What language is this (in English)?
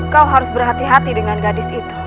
Indonesian